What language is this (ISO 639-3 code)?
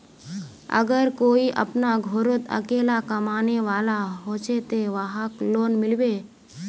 mag